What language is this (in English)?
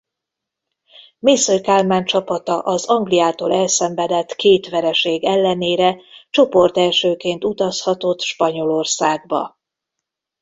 Hungarian